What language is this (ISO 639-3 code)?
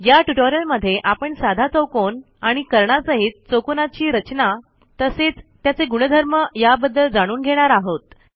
mar